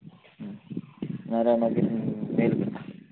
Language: Konkani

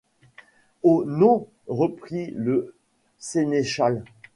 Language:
French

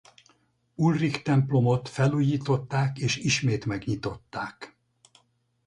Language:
Hungarian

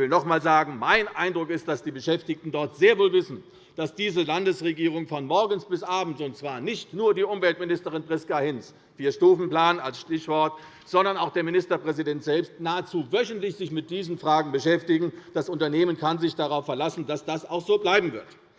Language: German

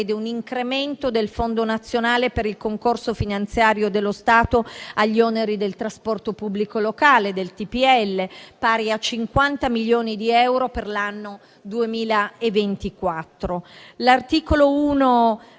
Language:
Italian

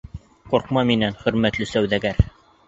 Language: Bashkir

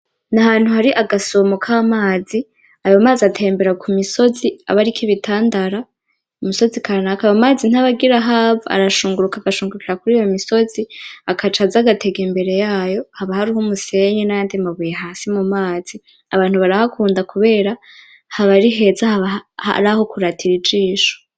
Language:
Rundi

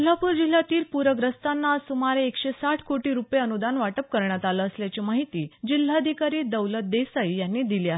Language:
Marathi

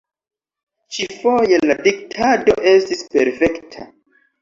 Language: Esperanto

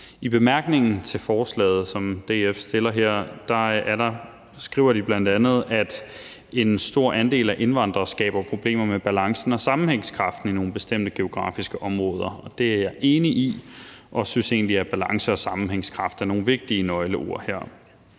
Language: Danish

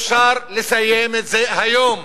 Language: Hebrew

